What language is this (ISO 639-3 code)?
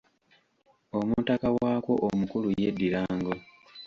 lug